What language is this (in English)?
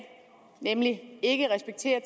Danish